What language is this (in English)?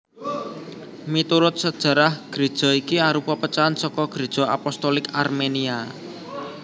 Javanese